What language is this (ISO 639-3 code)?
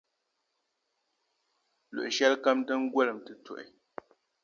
dag